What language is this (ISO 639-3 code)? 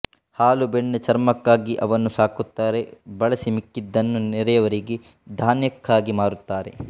kan